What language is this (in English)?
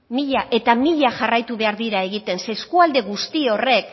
Basque